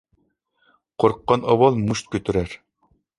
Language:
Uyghur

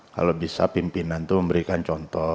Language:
Indonesian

